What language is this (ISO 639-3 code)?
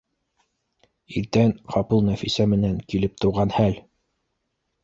bak